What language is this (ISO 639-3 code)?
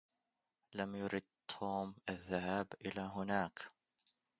ara